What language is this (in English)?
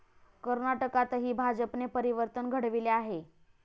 Marathi